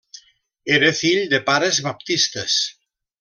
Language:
Catalan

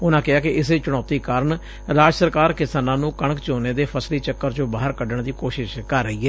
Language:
Punjabi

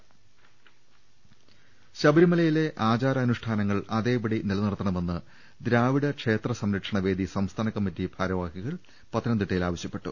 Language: Malayalam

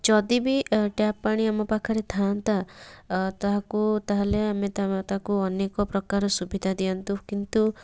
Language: Odia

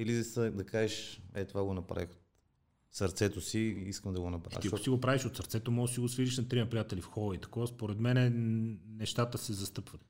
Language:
Bulgarian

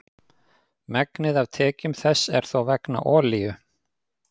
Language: Icelandic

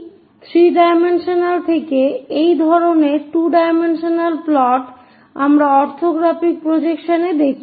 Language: Bangla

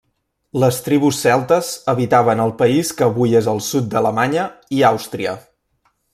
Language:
Catalan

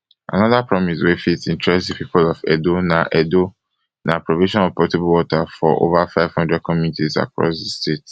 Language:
Nigerian Pidgin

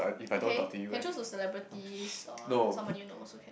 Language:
English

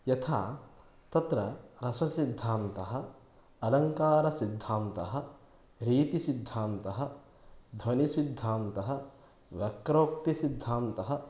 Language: Sanskrit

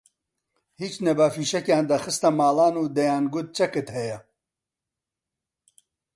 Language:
Central Kurdish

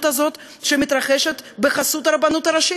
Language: Hebrew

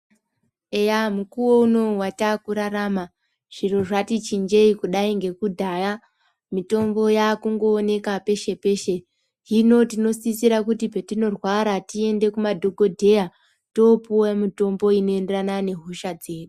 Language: Ndau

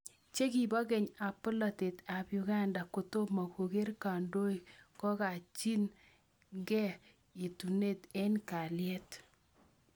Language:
Kalenjin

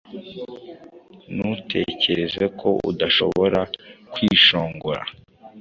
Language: Kinyarwanda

